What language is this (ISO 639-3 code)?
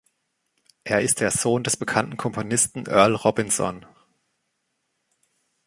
deu